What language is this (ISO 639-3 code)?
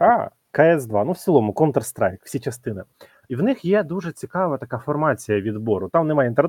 ukr